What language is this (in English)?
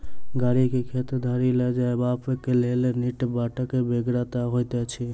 Maithili